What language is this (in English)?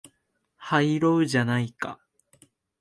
Japanese